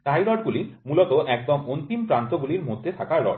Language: Bangla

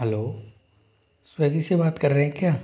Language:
Hindi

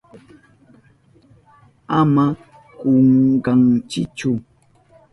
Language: Southern Pastaza Quechua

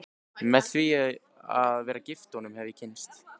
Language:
Icelandic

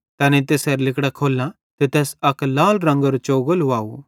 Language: Bhadrawahi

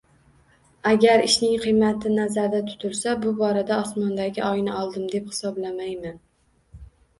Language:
Uzbek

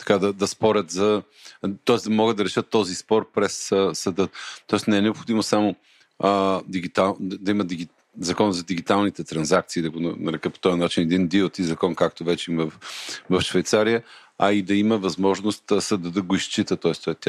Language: Bulgarian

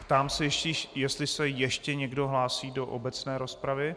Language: Czech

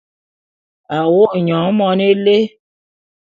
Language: Bulu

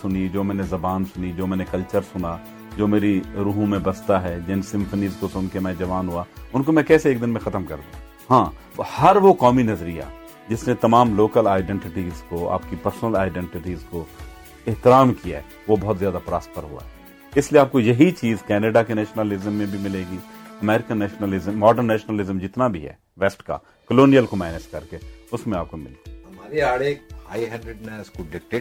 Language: Urdu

